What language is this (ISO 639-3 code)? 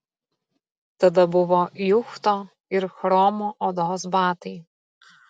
lit